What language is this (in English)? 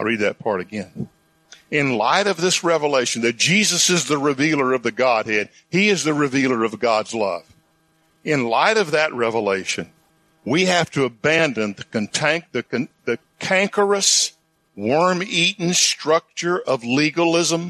English